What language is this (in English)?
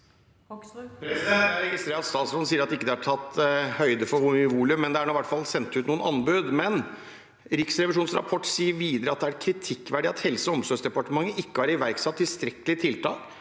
Norwegian